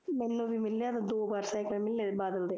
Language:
Punjabi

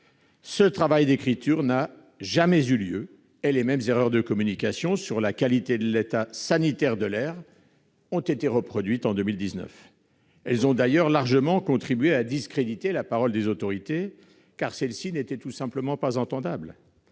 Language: French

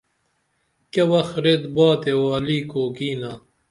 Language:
Dameli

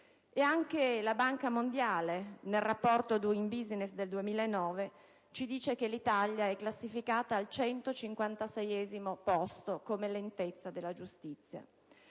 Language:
Italian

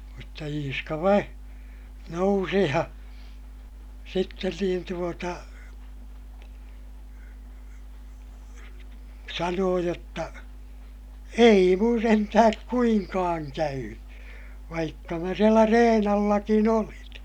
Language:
Finnish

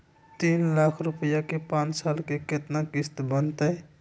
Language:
Magahi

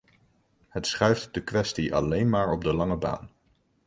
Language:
Dutch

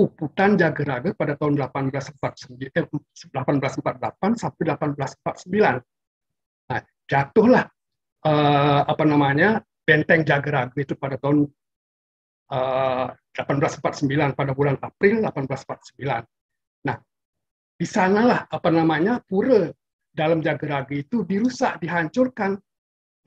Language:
Indonesian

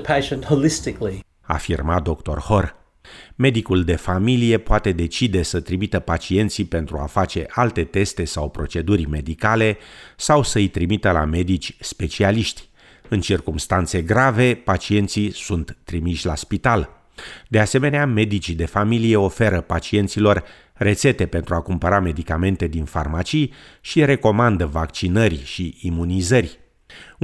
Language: Romanian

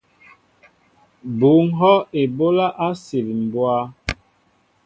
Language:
Mbo (Cameroon)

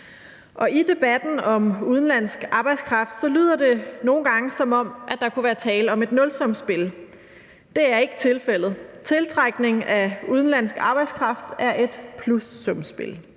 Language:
Danish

